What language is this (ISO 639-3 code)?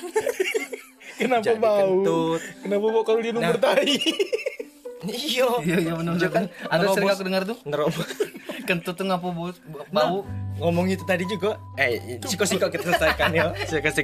ind